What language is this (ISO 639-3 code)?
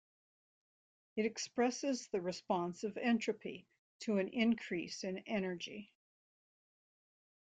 eng